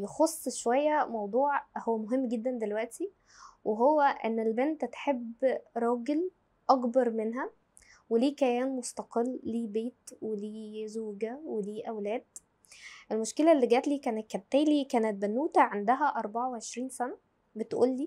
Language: Arabic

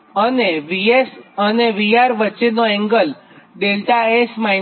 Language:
Gujarati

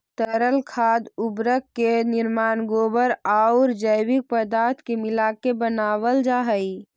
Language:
Magahi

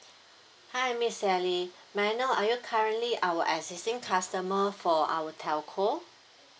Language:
English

